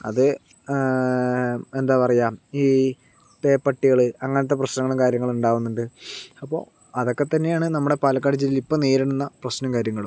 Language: Malayalam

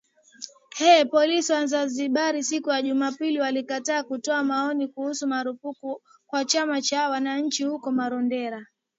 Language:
Swahili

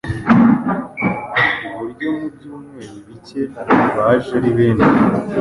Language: Kinyarwanda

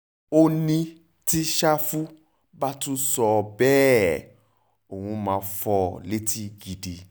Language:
Yoruba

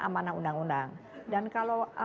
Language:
Indonesian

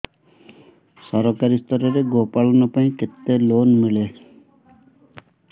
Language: Odia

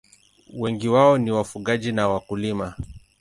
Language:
Swahili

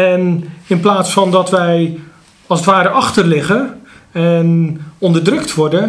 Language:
Dutch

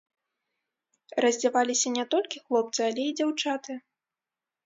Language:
Belarusian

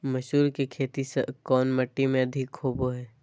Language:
Magahi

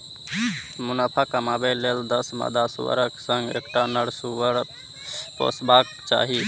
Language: Maithili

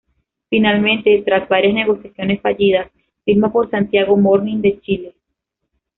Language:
Spanish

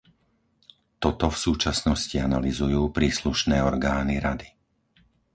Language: Slovak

